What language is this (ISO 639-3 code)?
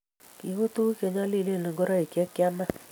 kln